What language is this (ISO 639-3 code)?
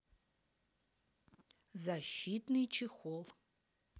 rus